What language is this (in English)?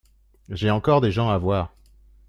French